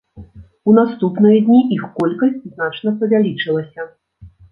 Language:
Belarusian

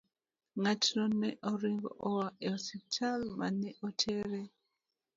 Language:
Luo (Kenya and Tanzania)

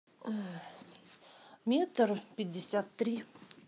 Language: Russian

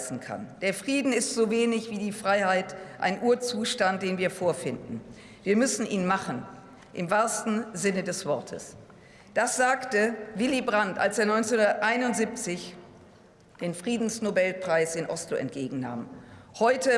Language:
German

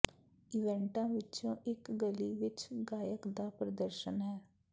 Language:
Punjabi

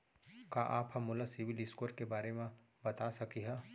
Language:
Chhattisgarhi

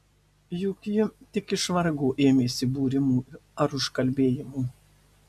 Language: Lithuanian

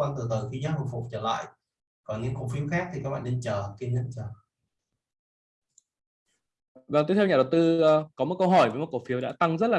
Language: Vietnamese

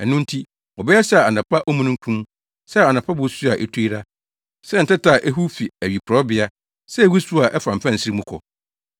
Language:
Akan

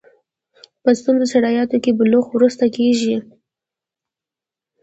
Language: Pashto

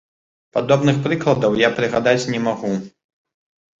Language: Belarusian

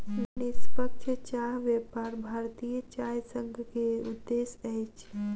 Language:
Maithili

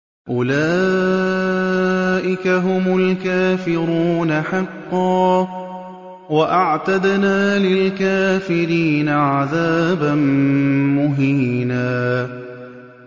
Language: Arabic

